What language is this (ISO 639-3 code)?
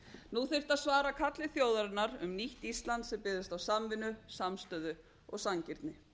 isl